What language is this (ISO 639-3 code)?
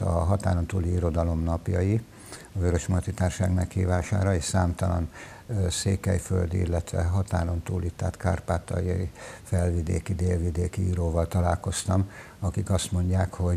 hun